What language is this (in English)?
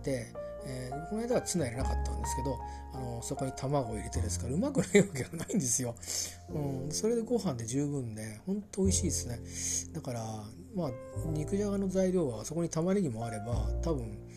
Japanese